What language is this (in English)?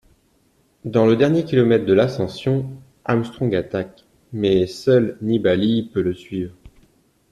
French